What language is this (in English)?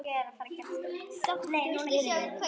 Icelandic